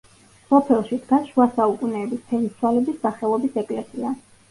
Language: Georgian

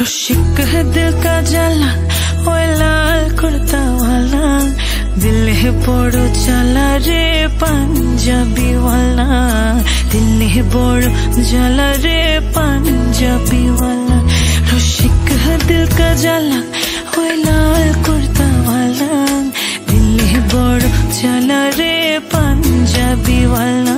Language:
Hindi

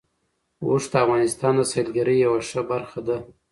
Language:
Pashto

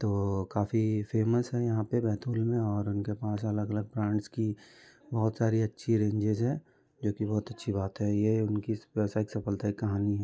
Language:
Hindi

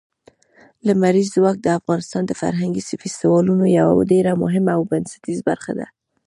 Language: Pashto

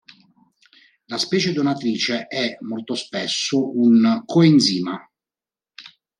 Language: Italian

